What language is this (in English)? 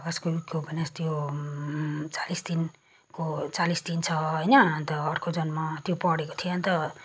Nepali